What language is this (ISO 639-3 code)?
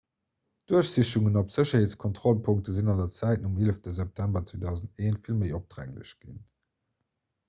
ltz